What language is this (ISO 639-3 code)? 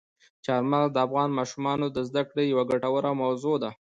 pus